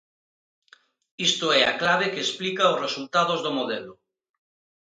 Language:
Galician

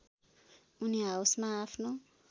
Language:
Nepali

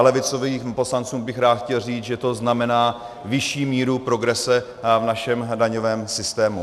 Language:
Czech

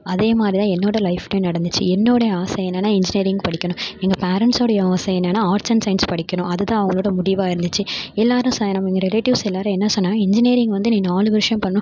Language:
Tamil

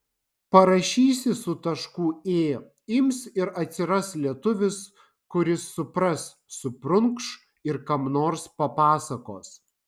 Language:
Lithuanian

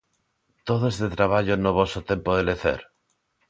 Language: Galician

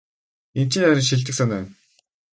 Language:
Mongolian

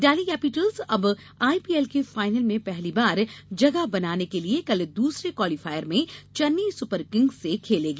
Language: Hindi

